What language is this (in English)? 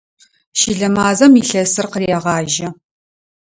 Adyghe